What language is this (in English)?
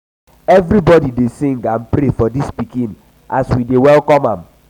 Nigerian Pidgin